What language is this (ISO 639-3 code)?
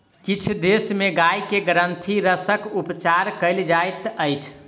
mai